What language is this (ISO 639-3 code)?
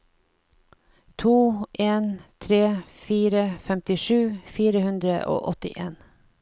nor